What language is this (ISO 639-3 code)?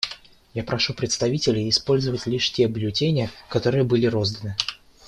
rus